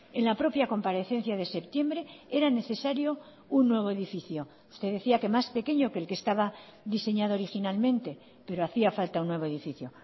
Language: Spanish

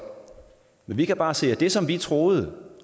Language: Danish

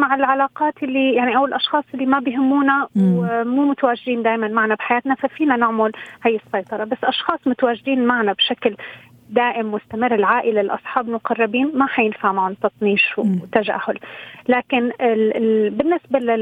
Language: Arabic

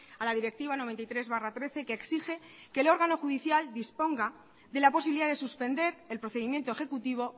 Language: Spanish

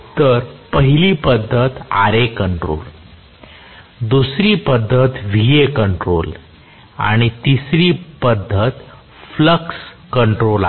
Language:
Marathi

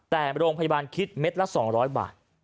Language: Thai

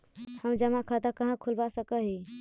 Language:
Magahi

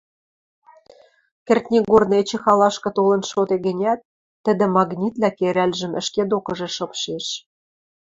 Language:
Western Mari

